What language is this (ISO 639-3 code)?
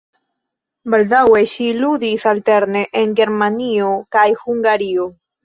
epo